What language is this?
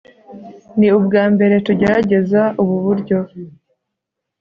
Kinyarwanda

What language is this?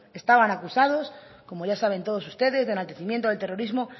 Spanish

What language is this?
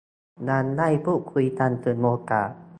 Thai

